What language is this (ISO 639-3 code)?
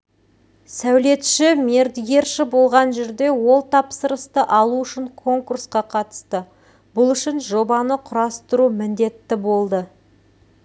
kaz